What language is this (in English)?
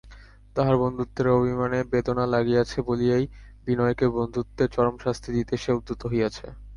Bangla